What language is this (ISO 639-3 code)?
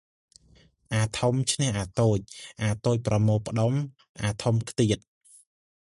khm